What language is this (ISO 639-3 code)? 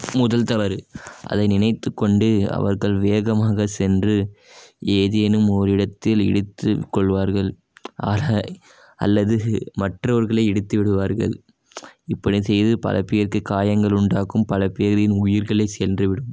tam